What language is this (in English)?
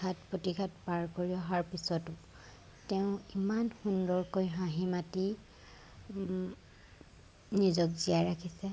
Assamese